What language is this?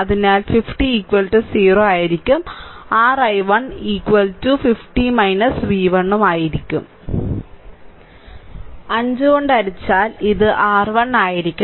Malayalam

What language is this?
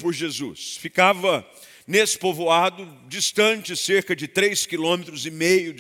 Portuguese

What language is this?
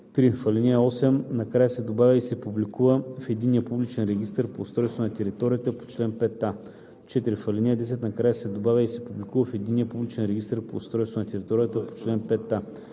Bulgarian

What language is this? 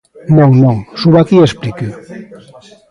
Galician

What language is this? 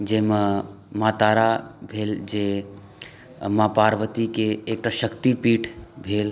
Maithili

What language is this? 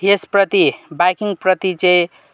Nepali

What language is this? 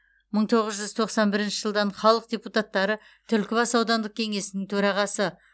Kazakh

